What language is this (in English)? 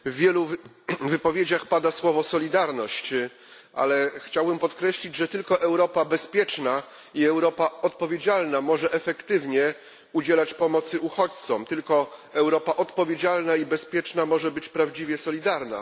Polish